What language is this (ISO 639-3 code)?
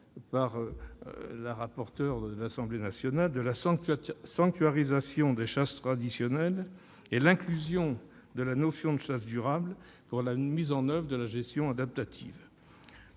fra